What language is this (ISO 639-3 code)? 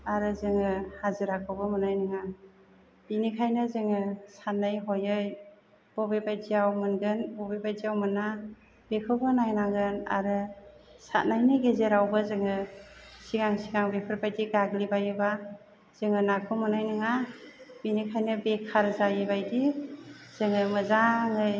brx